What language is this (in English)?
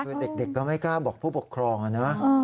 Thai